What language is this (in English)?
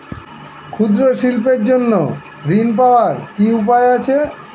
Bangla